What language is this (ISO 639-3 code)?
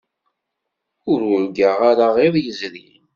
kab